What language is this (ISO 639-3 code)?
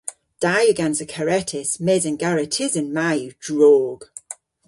cor